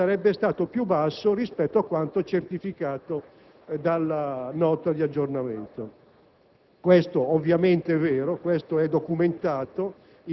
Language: Italian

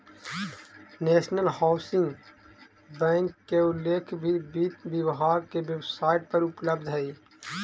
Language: Magahi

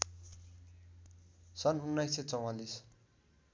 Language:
Nepali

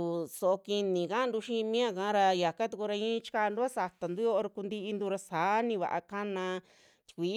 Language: Western Juxtlahuaca Mixtec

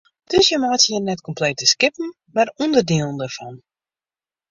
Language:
Western Frisian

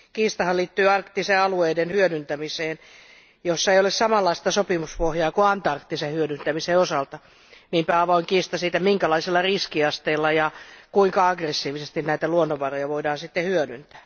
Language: Finnish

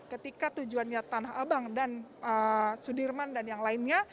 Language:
Indonesian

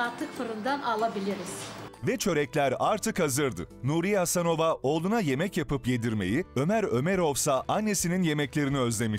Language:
Turkish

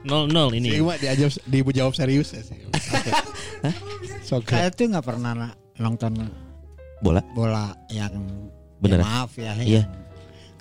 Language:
Indonesian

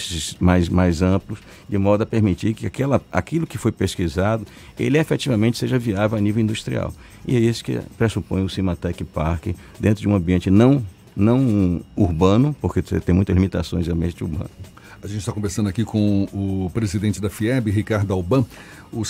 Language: Portuguese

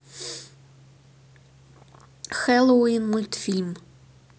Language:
Russian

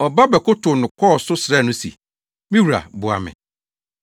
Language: Akan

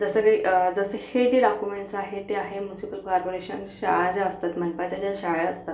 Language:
Marathi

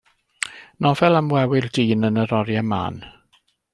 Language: Welsh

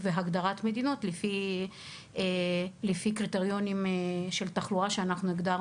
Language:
Hebrew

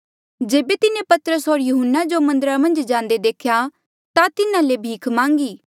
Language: Mandeali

